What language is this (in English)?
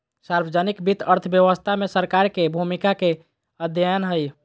Magahi